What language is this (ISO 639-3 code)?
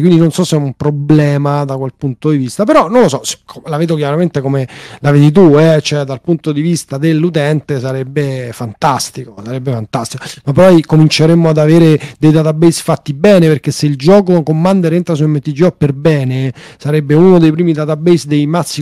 ita